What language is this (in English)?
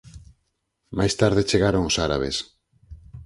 Galician